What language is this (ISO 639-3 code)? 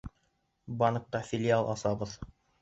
bak